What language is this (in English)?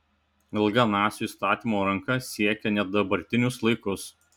Lithuanian